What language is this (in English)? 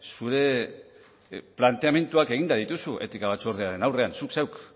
Basque